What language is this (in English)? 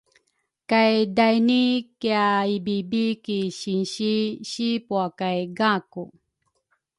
Rukai